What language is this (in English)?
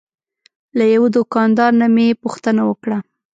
Pashto